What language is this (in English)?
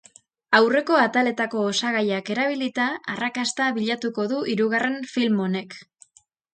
Basque